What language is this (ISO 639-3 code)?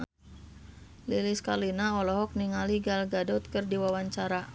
sun